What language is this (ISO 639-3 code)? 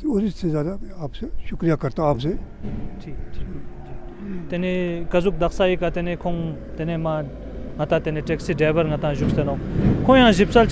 ron